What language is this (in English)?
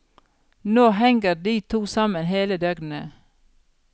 Norwegian